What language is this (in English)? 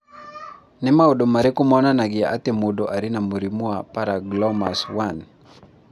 Kikuyu